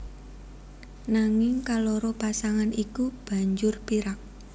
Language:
Javanese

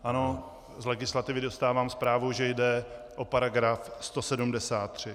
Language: Czech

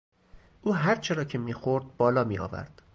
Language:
Persian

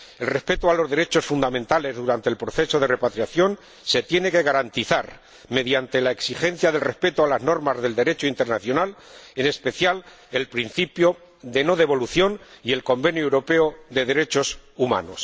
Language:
Spanish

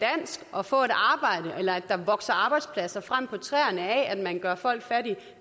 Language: Danish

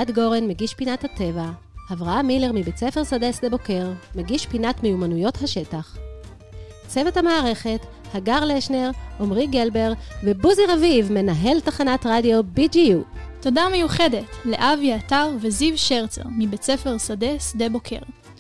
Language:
Hebrew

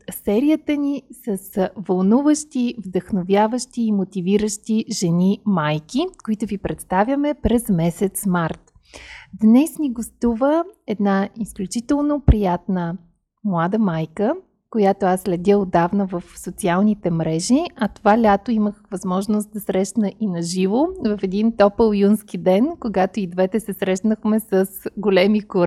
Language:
Bulgarian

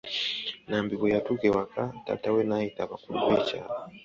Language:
Ganda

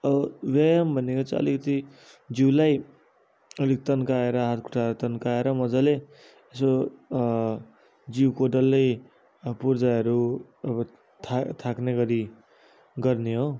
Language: Nepali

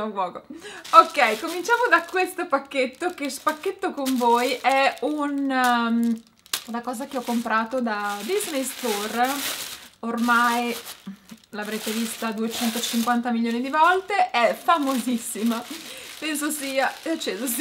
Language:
Italian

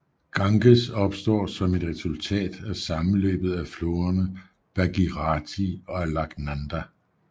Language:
Danish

